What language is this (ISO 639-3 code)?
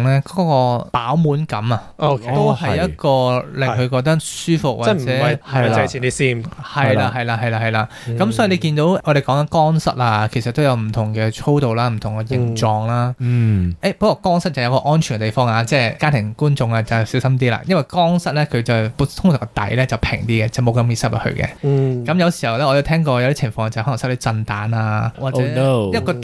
zho